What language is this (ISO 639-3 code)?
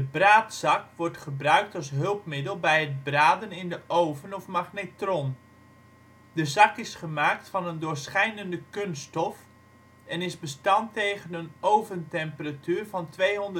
nld